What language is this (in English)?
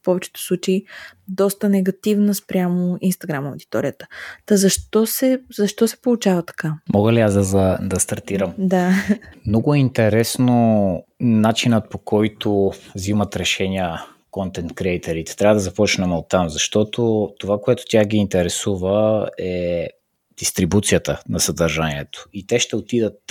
Bulgarian